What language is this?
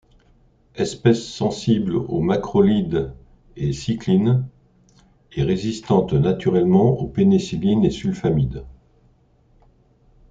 French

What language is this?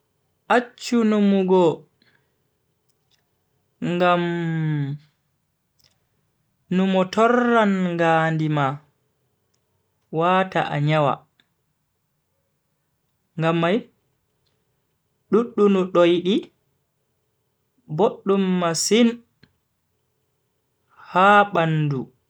Bagirmi Fulfulde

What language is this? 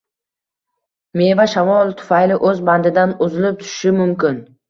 Uzbek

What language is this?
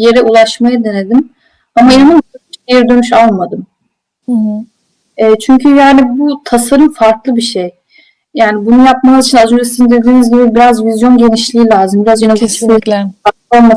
Turkish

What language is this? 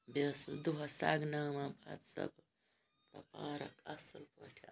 Kashmiri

